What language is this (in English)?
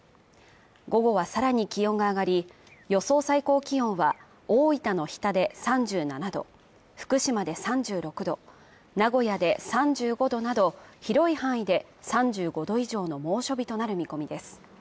Japanese